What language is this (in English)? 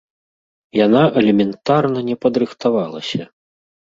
Belarusian